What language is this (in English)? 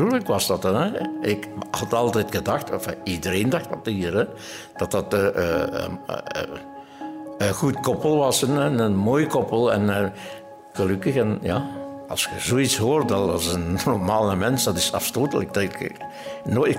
Dutch